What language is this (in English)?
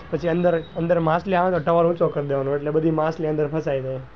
Gujarati